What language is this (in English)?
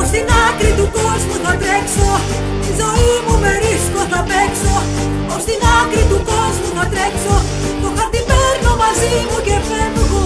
Greek